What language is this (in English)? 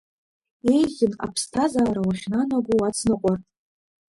Abkhazian